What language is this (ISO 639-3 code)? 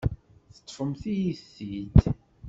kab